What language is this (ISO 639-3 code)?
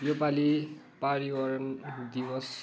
nep